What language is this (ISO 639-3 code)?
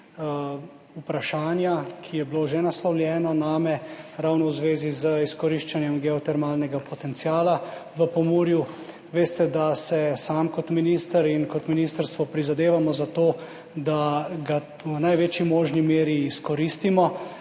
slv